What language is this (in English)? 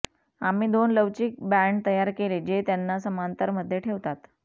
Marathi